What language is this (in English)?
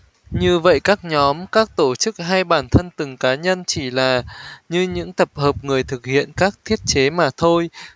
Vietnamese